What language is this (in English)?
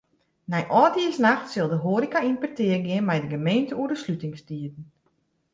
Western Frisian